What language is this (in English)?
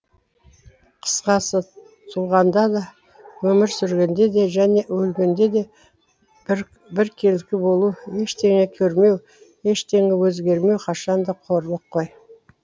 Kazakh